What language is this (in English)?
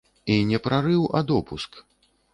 Belarusian